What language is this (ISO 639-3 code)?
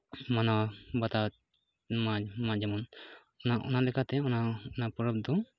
sat